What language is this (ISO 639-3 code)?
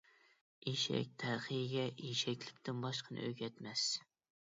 uig